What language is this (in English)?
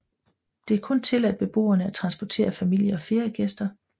Danish